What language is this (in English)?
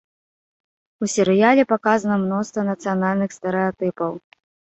Belarusian